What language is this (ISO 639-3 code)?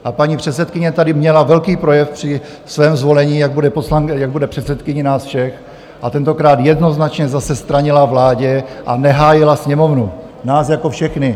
ces